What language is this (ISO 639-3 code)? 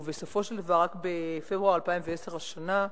heb